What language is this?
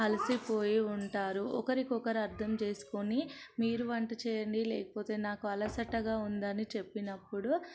Telugu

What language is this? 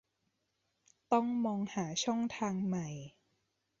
Thai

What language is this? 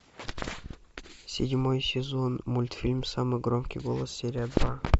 Russian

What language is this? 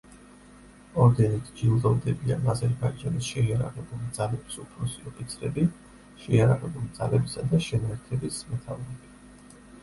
Georgian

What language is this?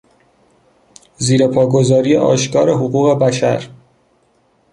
Persian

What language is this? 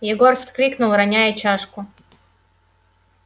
Russian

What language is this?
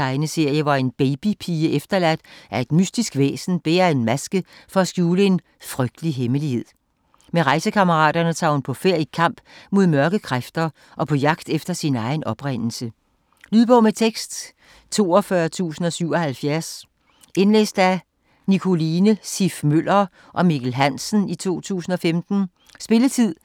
Danish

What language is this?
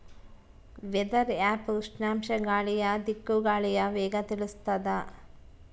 Kannada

